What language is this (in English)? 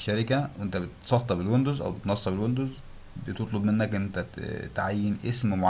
Arabic